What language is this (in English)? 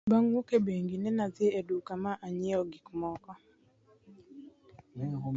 Luo (Kenya and Tanzania)